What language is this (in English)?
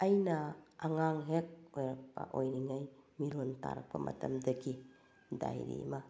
Manipuri